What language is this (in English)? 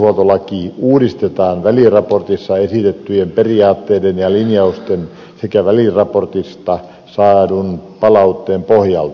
Finnish